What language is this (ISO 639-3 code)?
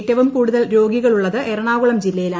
mal